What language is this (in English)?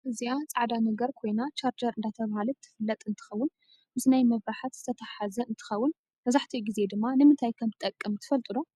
Tigrinya